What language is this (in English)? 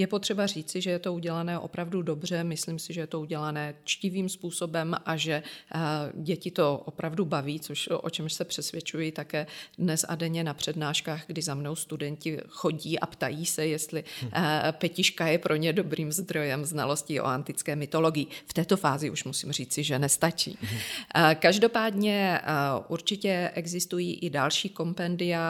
Czech